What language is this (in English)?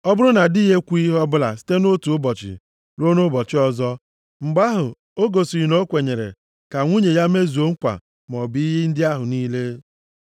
Igbo